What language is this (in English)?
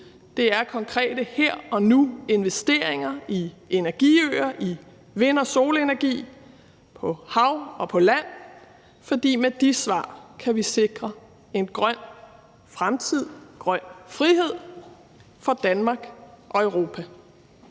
Danish